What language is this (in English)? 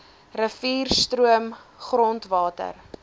Afrikaans